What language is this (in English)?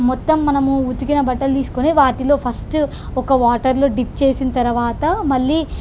Telugu